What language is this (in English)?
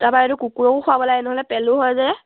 Assamese